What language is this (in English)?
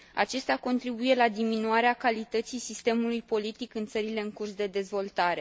Romanian